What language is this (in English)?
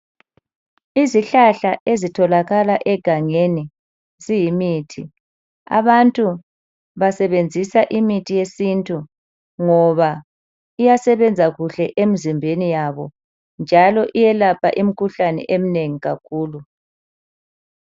North Ndebele